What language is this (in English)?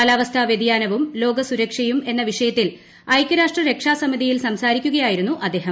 Malayalam